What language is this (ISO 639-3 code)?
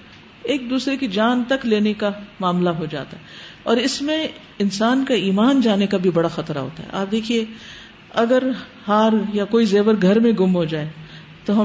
urd